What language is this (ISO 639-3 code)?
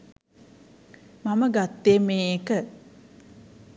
sin